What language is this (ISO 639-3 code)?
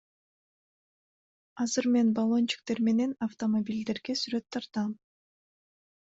kir